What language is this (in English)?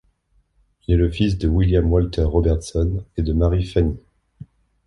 French